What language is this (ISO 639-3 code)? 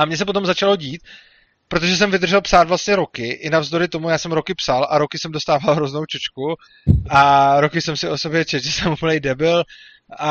ces